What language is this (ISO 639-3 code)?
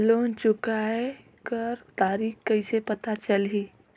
hne